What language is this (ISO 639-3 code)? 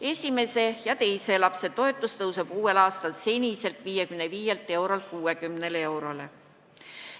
est